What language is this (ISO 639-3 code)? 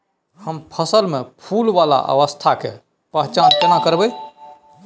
mai